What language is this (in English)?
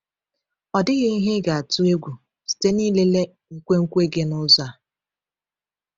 Igbo